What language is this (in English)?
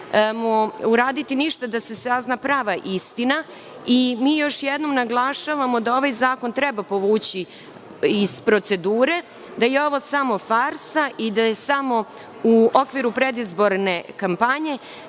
Serbian